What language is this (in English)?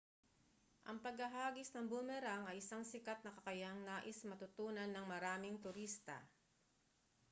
Filipino